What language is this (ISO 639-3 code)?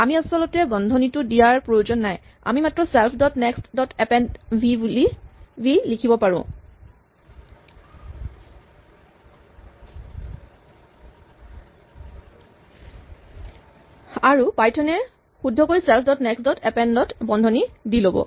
asm